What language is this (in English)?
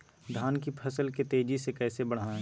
Magahi